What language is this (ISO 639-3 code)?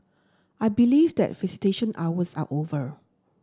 eng